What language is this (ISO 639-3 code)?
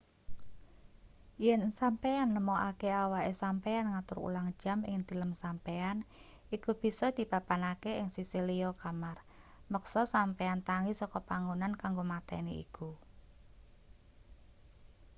jav